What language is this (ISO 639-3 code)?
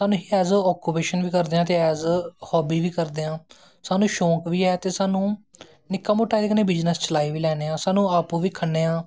doi